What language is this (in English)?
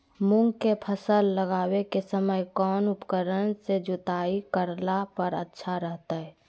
Magahi